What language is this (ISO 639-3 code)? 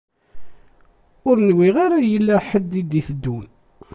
kab